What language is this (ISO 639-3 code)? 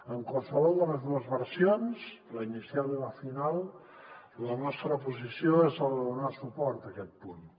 cat